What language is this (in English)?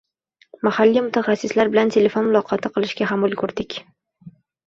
Uzbek